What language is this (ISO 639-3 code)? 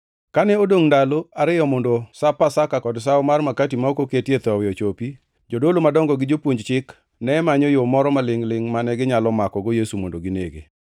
luo